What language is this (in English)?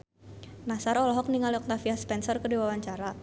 Sundanese